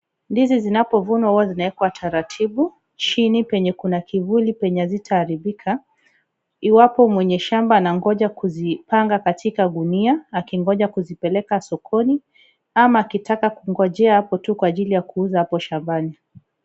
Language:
Swahili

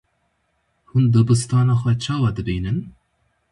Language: Kurdish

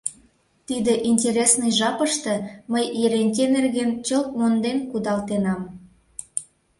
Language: Mari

